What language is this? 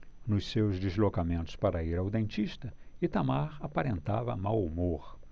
Portuguese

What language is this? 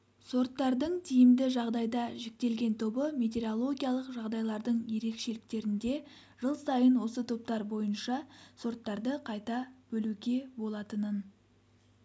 Kazakh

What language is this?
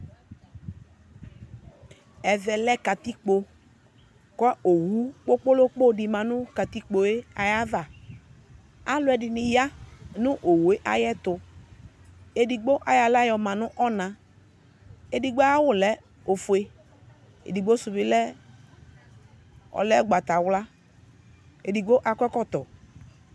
Ikposo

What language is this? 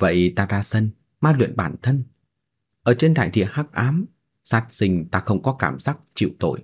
Vietnamese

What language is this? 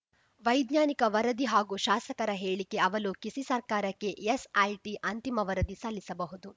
Kannada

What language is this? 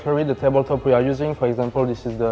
Thai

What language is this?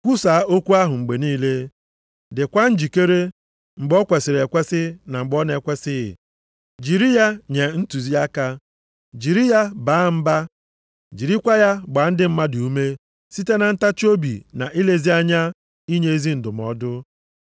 Igbo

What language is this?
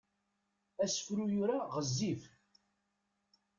Kabyle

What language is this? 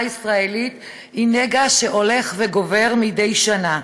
Hebrew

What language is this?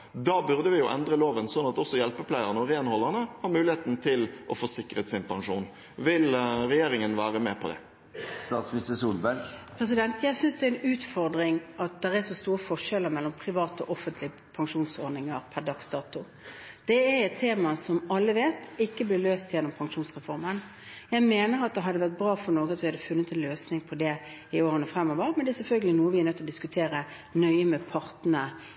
Norwegian Bokmål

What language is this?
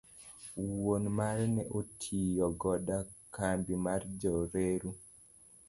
Luo (Kenya and Tanzania)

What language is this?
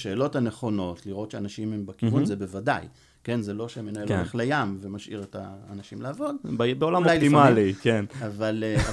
Hebrew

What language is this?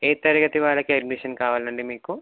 Telugu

